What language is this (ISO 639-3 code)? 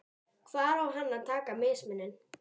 isl